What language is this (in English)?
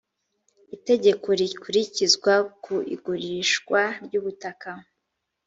Kinyarwanda